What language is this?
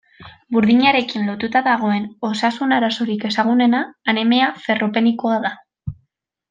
Basque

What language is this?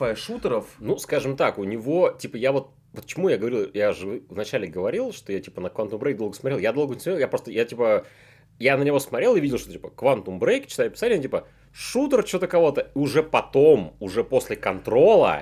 Russian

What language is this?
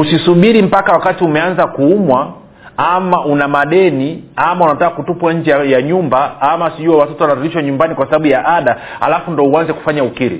Swahili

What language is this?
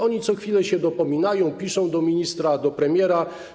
Polish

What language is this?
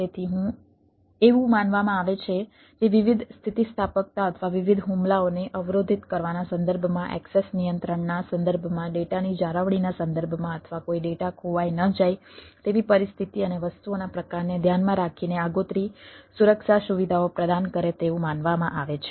Gujarati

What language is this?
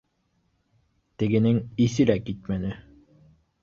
Bashkir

